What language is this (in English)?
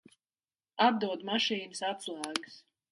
Latvian